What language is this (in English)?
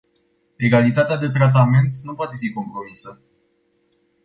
Romanian